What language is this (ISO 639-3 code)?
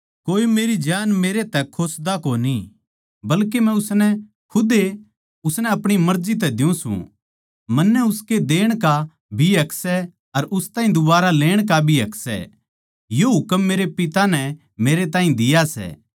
bgc